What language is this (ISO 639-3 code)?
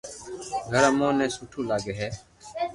lrk